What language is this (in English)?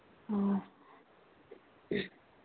Manipuri